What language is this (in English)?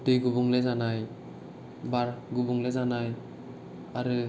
Bodo